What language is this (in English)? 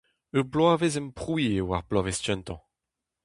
Breton